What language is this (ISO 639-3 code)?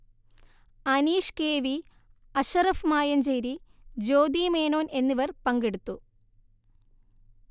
mal